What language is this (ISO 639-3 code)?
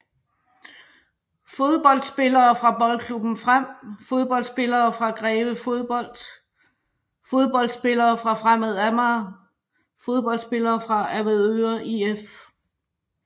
dan